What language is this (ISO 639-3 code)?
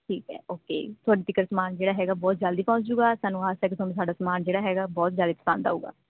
pan